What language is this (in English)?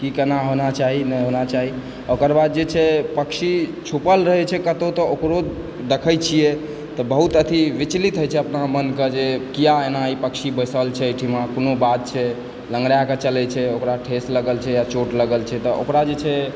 Maithili